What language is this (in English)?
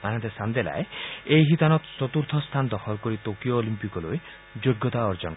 Assamese